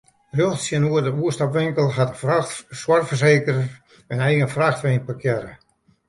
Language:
Western Frisian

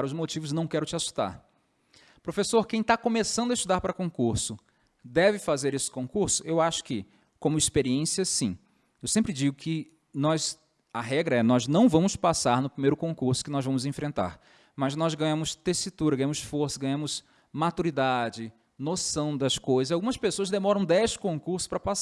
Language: Portuguese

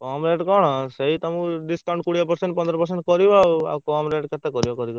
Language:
Odia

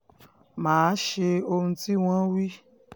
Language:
Yoruba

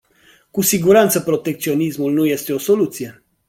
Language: Romanian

